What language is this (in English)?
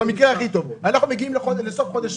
Hebrew